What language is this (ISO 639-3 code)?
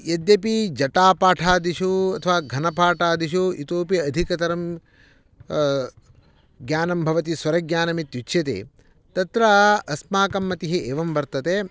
san